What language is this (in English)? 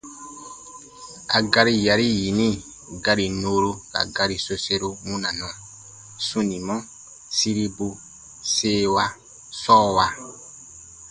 Baatonum